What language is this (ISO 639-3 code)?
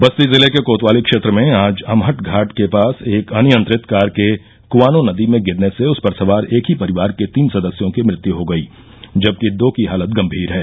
hin